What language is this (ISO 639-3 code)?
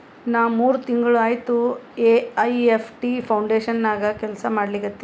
kan